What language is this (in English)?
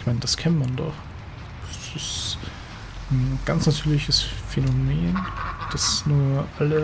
German